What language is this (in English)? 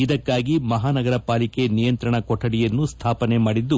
Kannada